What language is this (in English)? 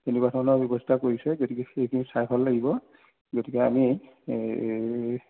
Assamese